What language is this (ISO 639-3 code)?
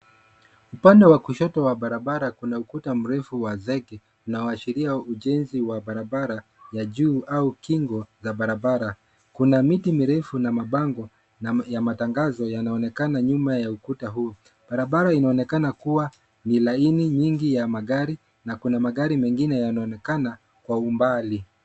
swa